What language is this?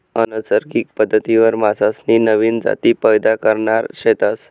Marathi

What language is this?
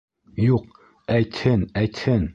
Bashkir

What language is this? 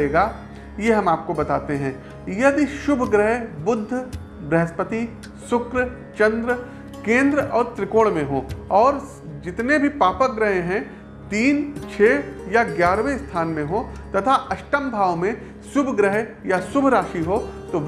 Hindi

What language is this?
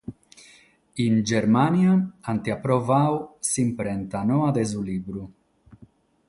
Sardinian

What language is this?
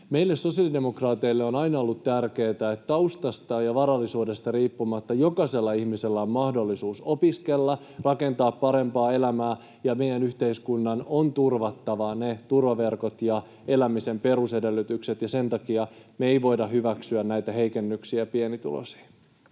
Finnish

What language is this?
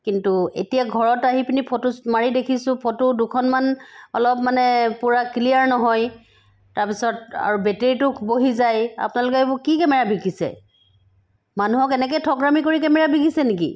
Assamese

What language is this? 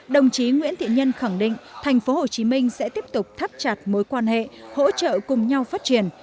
Vietnamese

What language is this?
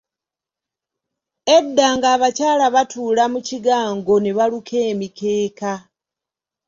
Ganda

